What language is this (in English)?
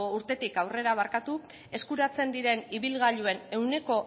Basque